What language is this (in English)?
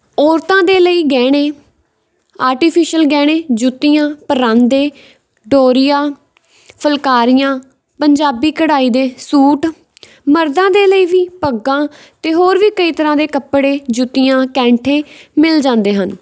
Punjabi